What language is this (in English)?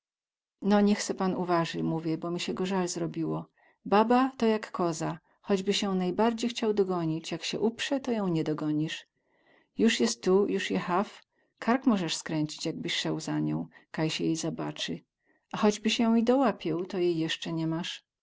Polish